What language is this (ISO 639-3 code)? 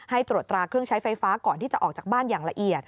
tha